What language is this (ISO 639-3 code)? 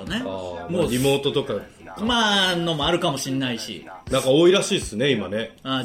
jpn